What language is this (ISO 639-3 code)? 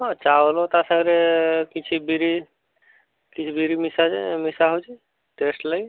ori